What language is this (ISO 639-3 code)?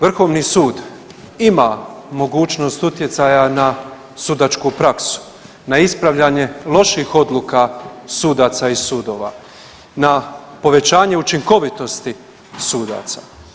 hrv